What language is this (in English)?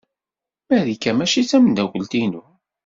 Kabyle